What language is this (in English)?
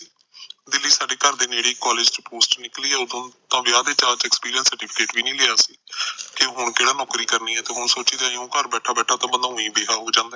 Punjabi